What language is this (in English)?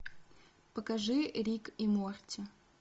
Russian